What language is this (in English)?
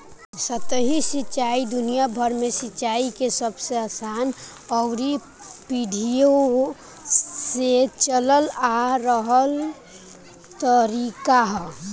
Bhojpuri